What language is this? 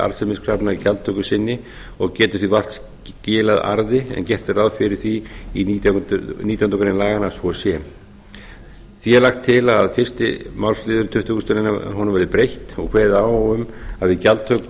Icelandic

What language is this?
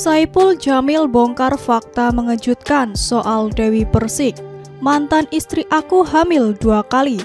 Indonesian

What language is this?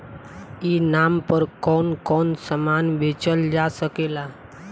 Bhojpuri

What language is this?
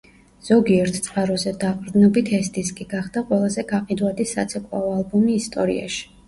Georgian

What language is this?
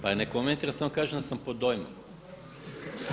Croatian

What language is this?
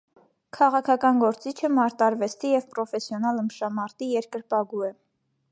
Armenian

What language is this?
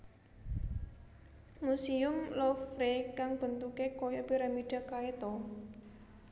Javanese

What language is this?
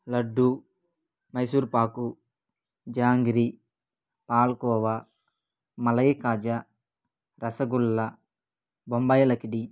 Telugu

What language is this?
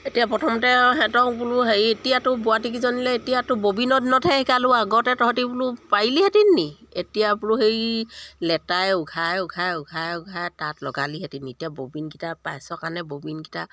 Assamese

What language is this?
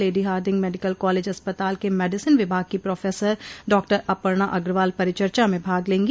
Hindi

